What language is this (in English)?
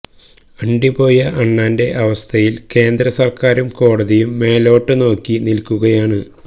Malayalam